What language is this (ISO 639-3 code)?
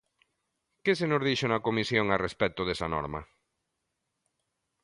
glg